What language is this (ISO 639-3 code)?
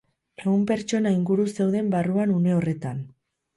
eus